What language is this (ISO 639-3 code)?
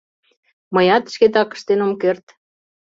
chm